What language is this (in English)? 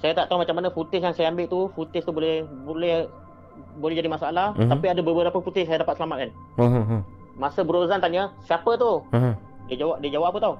Malay